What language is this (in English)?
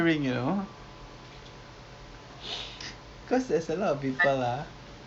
English